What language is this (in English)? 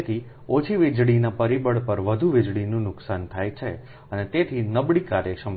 Gujarati